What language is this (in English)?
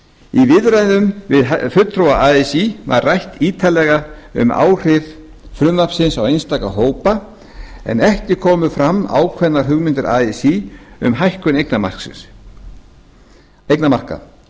Icelandic